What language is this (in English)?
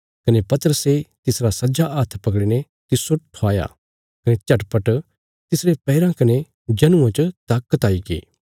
Bilaspuri